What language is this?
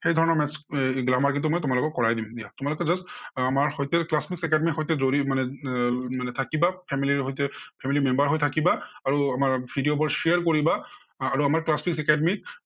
Assamese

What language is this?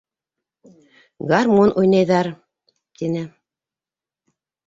Bashkir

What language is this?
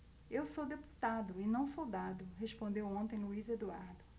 Portuguese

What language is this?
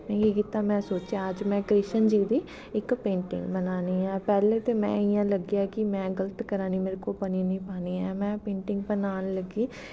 Dogri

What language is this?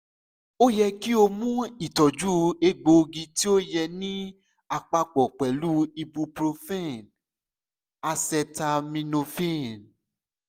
Yoruba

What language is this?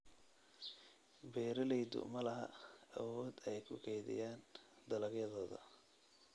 Somali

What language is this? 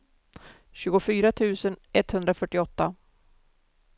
Swedish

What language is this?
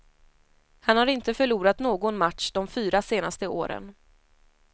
Swedish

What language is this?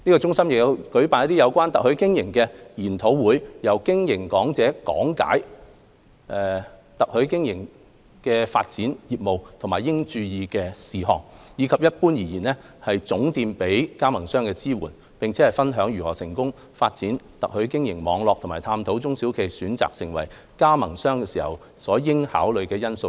Cantonese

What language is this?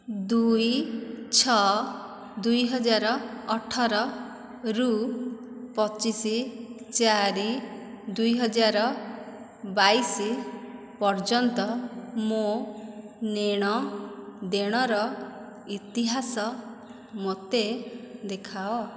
Odia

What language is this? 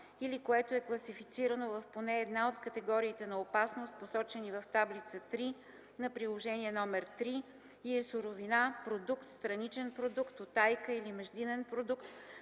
Bulgarian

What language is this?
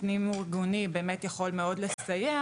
Hebrew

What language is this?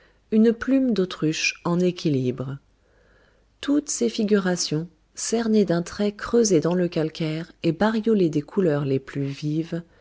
French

